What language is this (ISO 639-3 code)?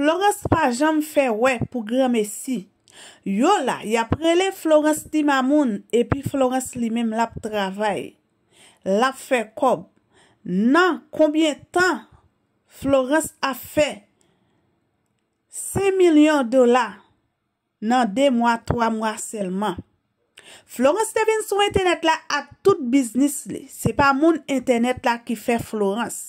fra